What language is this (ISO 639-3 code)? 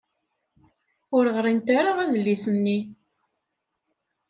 kab